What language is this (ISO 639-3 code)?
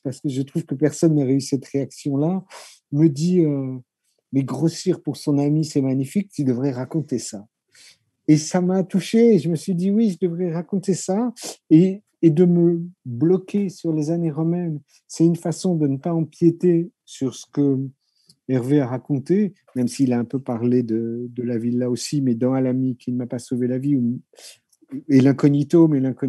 fra